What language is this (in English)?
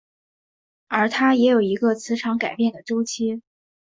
Chinese